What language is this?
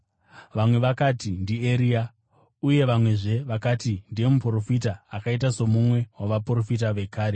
Shona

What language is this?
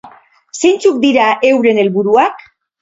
Basque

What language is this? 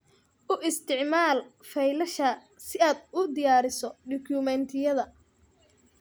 Somali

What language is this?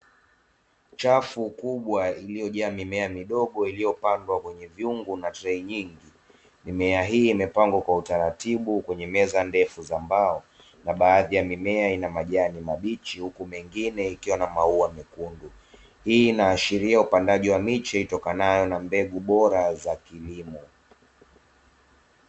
Swahili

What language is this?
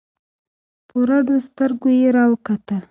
Pashto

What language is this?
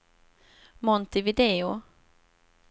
Swedish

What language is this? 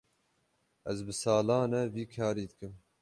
Kurdish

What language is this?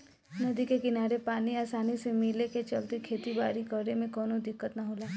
Bhojpuri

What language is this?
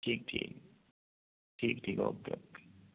Urdu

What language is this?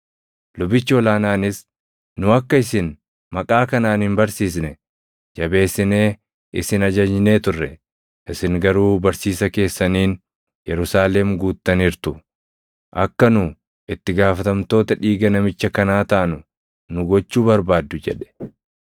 Oromo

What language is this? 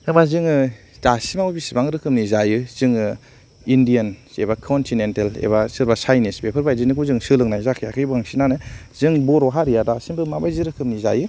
Bodo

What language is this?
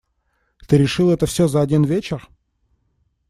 Russian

